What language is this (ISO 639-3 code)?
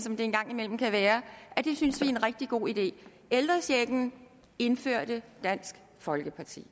dan